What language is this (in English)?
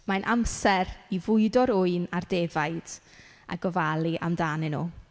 Welsh